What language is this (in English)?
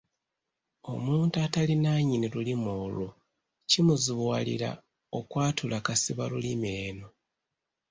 Ganda